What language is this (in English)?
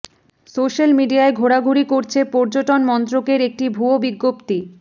Bangla